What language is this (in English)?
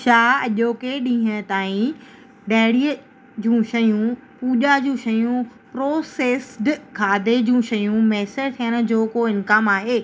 Sindhi